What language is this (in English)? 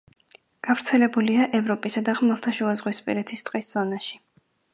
Georgian